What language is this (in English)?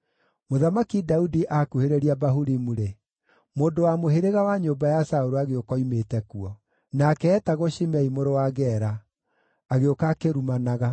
Kikuyu